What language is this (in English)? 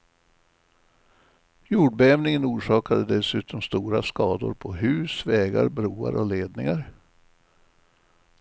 Swedish